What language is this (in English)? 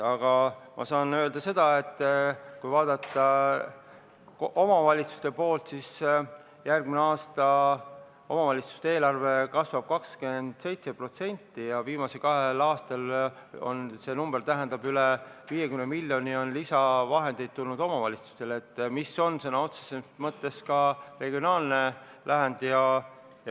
Estonian